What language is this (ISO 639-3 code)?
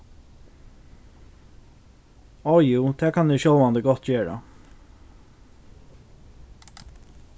fao